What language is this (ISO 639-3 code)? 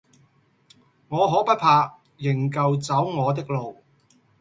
yue